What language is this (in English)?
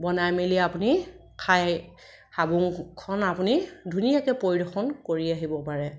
Assamese